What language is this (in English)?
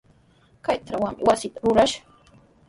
Sihuas Ancash Quechua